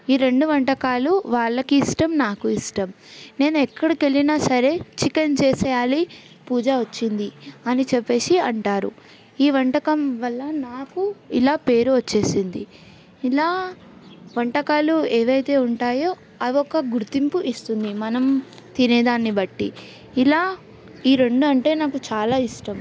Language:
Telugu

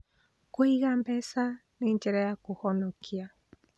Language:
Kikuyu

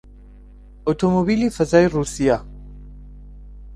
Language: Central Kurdish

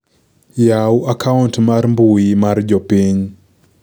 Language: Luo (Kenya and Tanzania)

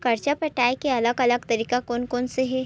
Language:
Chhattisgarhi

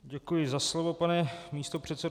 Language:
Czech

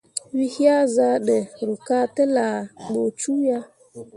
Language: Mundang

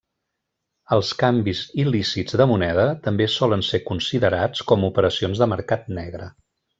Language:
Catalan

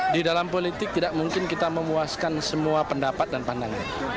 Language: Indonesian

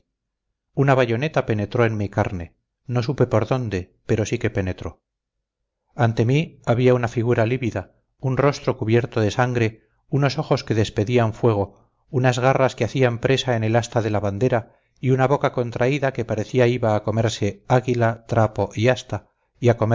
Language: Spanish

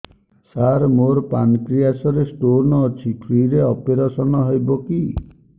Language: Odia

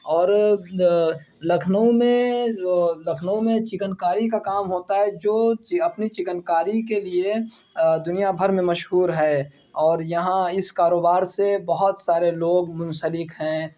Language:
Urdu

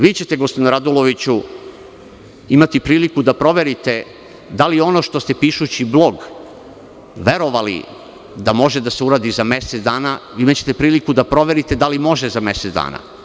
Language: Serbian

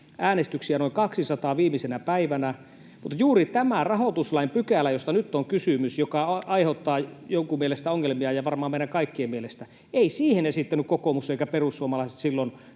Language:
Finnish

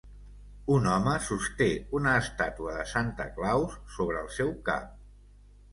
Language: Catalan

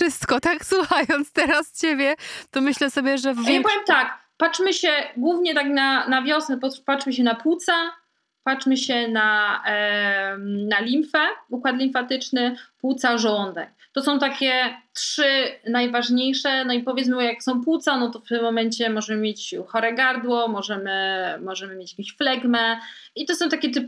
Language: Polish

